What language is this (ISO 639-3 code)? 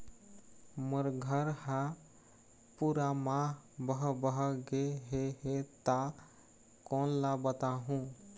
hne